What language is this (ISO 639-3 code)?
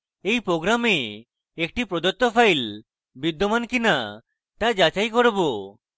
ben